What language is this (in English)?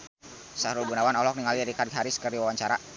Sundanese